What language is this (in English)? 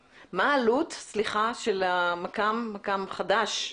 Hebrew